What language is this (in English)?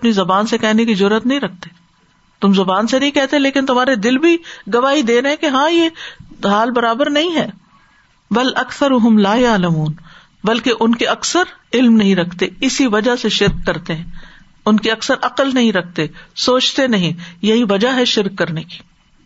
Urdu